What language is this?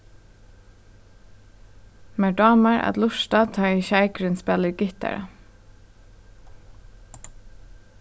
Faroese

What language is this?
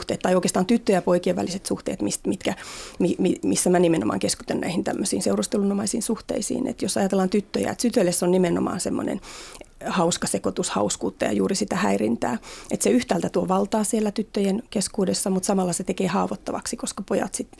Finnish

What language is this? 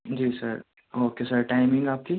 Urdu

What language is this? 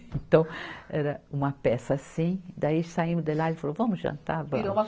Portuguese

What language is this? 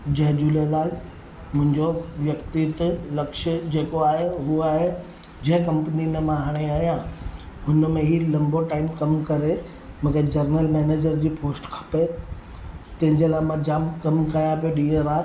Sindhi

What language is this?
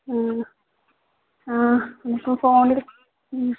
Malayalam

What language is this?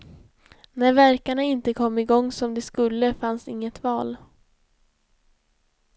Swedish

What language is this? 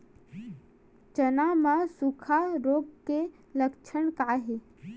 Chhattisgarhi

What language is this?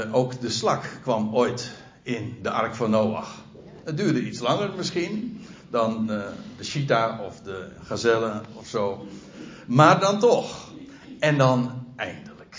Dutch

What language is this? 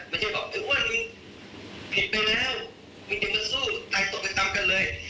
Thai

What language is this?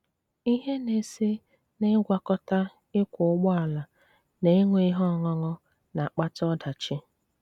Igbo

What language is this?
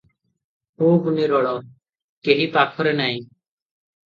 Odia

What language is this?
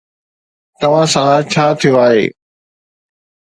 Sindhi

